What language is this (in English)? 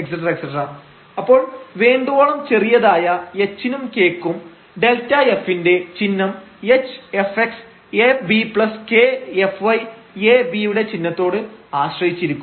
Malayalam